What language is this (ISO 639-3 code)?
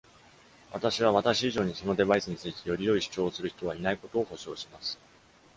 jpn